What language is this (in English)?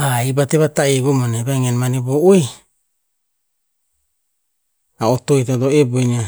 Tinputz